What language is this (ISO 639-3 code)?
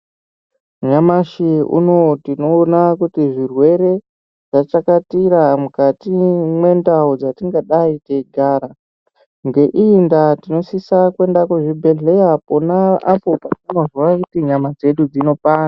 ndc